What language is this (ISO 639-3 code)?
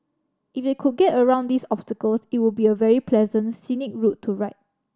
eng